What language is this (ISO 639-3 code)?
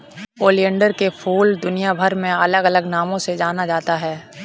hin